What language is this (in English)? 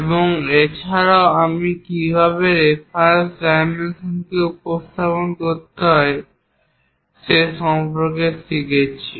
Bangla